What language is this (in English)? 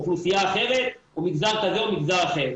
Hebrew